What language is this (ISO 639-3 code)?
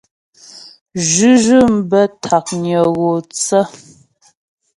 bbj